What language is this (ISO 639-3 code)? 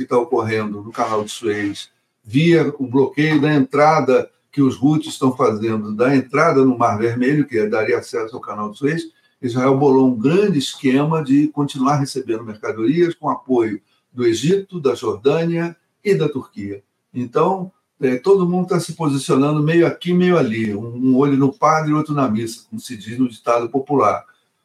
por